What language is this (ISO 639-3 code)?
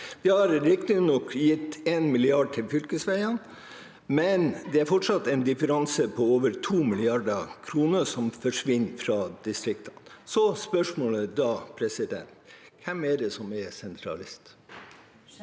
nor